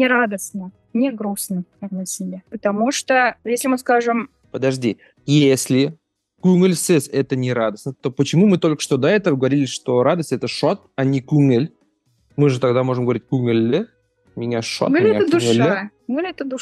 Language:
Russian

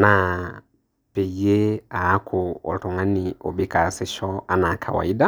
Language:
Masai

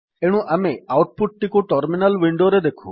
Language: Odia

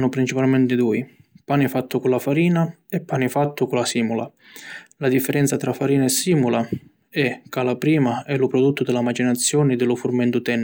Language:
Sicilian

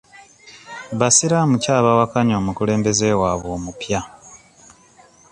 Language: Ganda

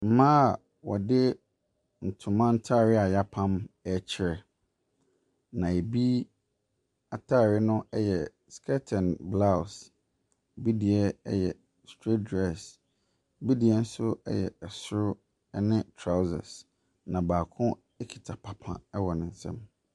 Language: Akan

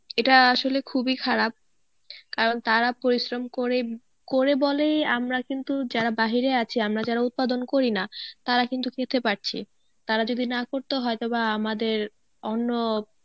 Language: Bangla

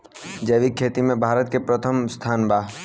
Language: Bhojpuri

